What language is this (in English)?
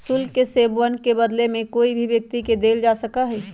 Magahi